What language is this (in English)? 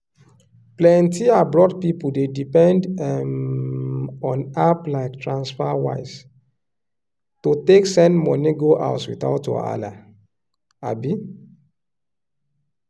Nigerian Pidgin